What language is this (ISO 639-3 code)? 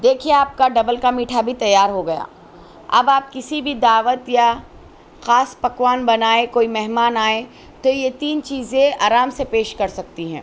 urd